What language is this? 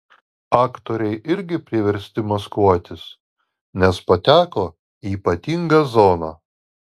Lithuanian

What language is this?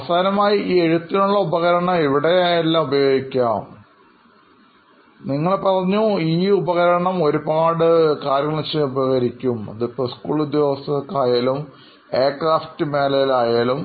Malayalam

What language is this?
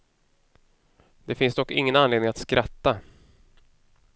Swedish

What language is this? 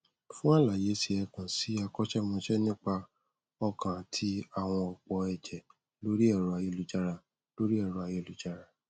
Yoruba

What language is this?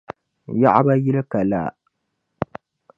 Dagbani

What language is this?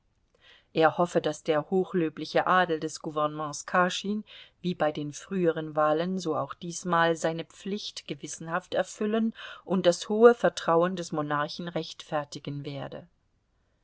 German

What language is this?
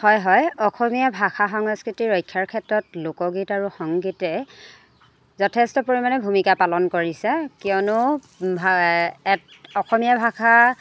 Assamese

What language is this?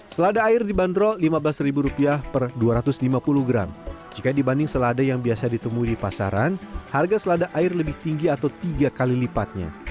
Indonesian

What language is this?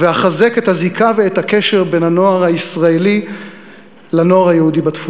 Hebrew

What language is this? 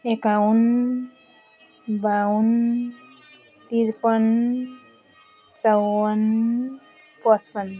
Nepali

